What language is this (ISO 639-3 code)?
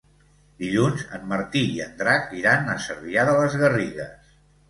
cat